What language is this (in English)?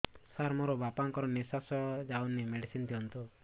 Odia